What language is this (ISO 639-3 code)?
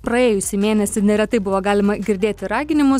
lit